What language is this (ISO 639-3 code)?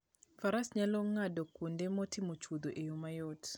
luo